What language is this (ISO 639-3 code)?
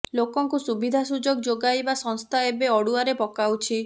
ori